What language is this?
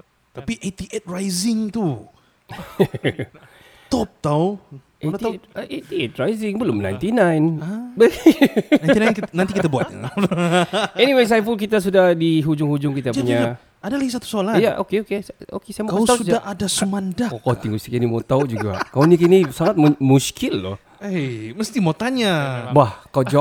Malay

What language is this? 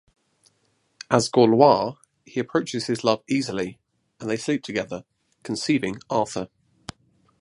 English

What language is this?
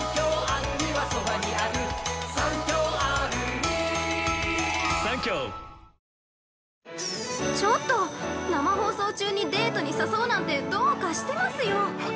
Japanese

